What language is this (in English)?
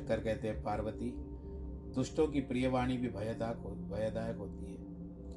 Hindi